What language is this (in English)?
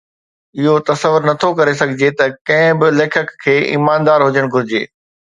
Sindhi